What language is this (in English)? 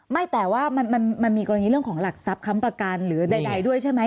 Thai